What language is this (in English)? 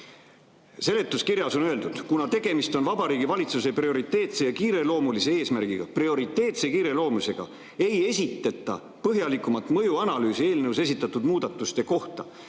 Estonian